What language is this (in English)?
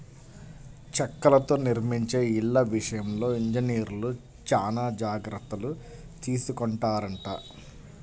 Telugu